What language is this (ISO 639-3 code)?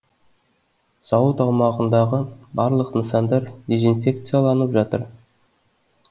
kaz